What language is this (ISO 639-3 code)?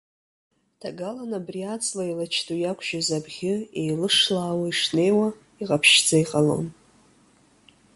abk